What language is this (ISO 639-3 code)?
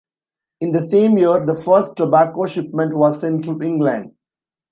eng